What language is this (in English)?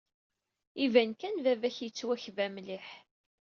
Kabyle